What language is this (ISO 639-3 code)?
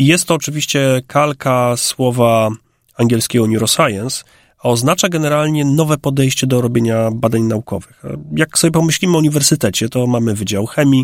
pol